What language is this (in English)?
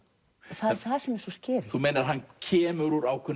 Icelandic